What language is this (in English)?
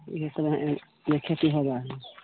Maithili